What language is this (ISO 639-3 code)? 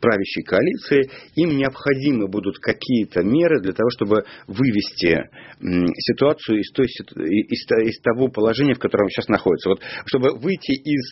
rus